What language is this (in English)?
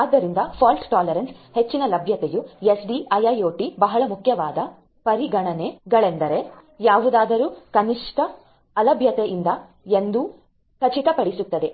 Kannada